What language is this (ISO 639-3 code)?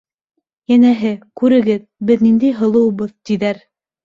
bak